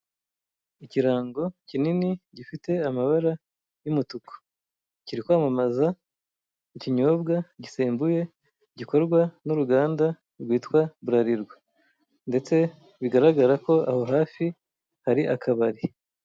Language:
Kinyarwanda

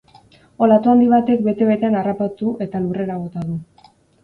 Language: Basque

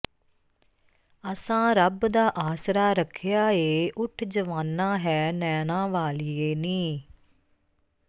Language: Punjabi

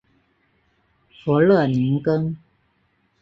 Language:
Chinese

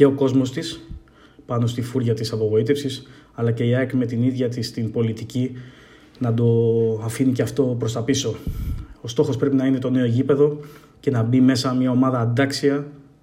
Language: Greek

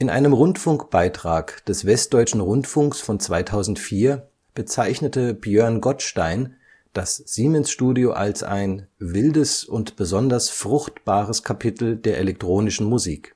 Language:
German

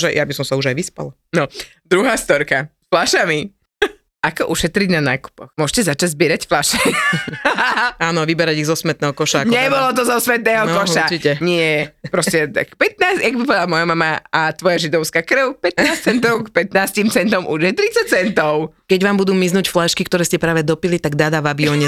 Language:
Slovak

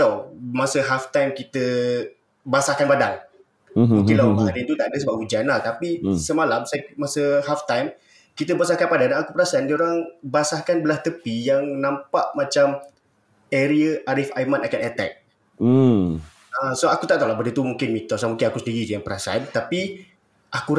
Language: Malay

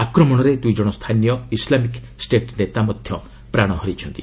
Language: Odia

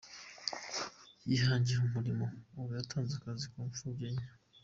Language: Kinyarwanda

